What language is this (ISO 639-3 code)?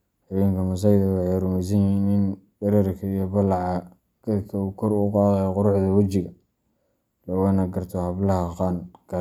som